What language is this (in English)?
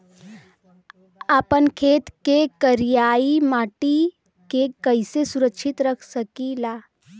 Bhojpuri